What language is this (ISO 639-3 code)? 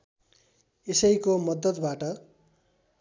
nep